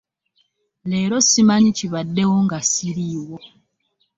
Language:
Ganda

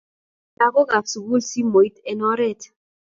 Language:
Kalenjin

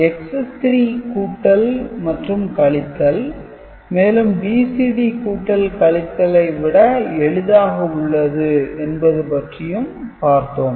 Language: Tamil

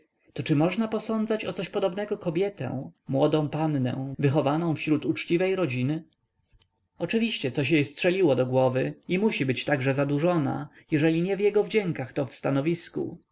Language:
Polish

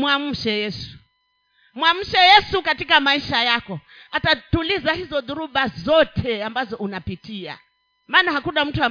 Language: Swahili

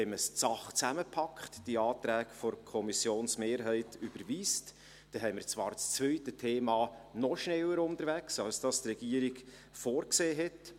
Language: Swiss German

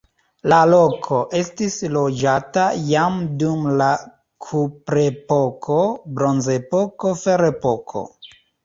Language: Esperanto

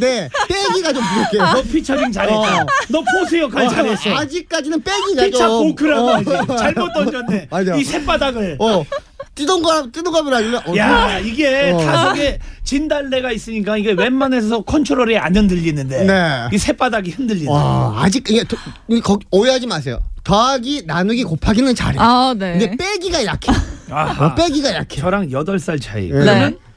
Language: Korean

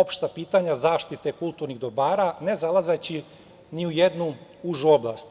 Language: Serbian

